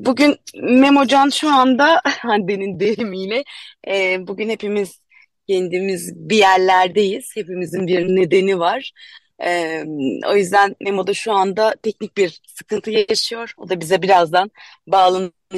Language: Turkish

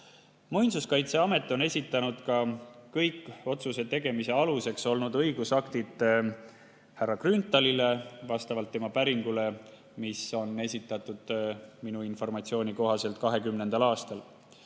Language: Estonian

